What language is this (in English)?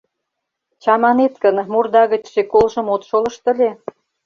Mari